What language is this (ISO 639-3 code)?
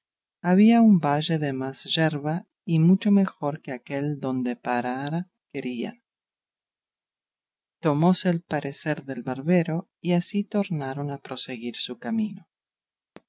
spa